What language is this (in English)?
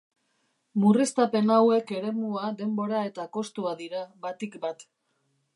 Basque